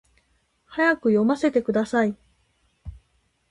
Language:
Japanese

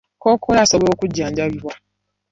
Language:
Ganda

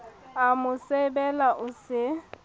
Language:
Southern Sotho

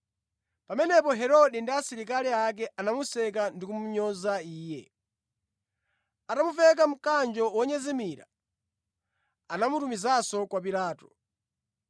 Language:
Nyanja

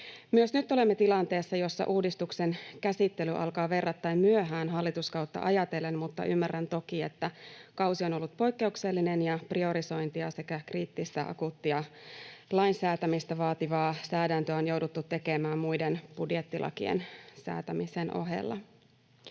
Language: Finnish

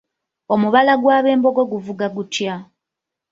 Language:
Ganda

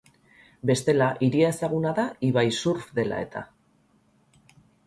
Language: Basque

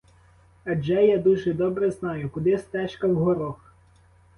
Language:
Ukrainian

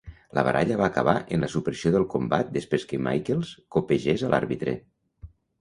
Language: Catalan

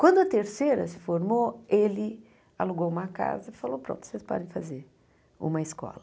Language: Portuguese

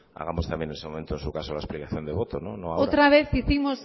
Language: Spanish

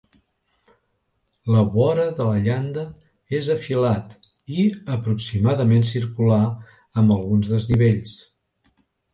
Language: Catalan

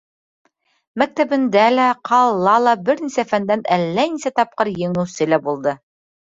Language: Bashkir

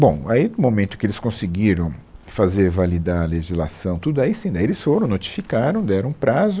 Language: Portuguese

